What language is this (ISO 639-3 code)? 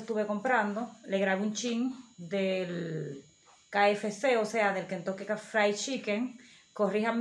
spa